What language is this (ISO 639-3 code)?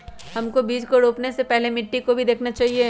mag